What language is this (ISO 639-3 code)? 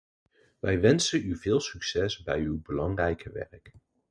nld